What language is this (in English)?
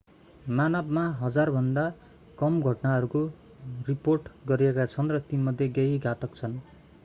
Nepali